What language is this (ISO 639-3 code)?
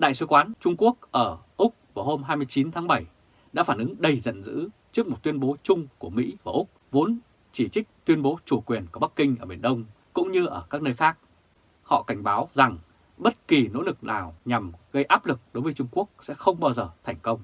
vie